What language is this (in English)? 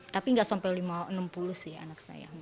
Indonesian